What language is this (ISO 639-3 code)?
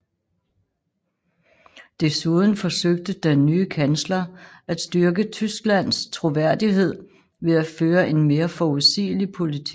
dan